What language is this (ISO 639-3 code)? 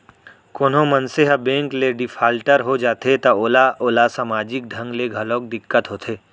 hne